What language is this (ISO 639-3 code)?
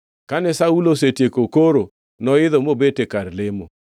luo